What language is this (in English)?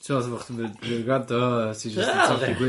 Welsh